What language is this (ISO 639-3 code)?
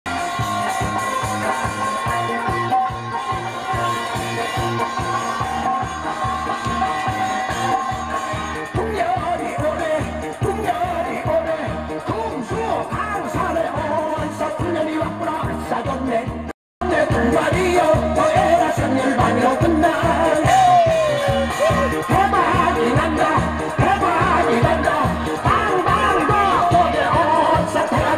kor